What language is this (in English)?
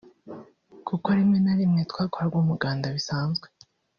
Kinyarwanda